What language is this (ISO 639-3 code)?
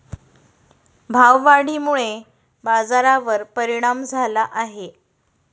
mar